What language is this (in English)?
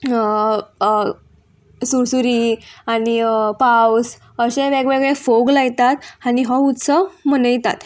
Konkani